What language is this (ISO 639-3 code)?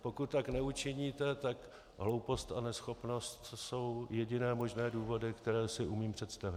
ces